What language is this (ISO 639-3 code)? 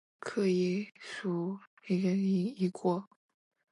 yue